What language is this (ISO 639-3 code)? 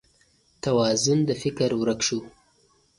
pus